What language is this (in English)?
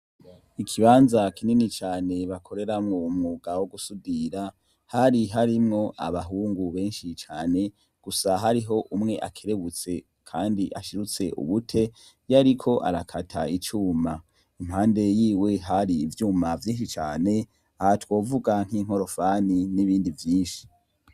Rundi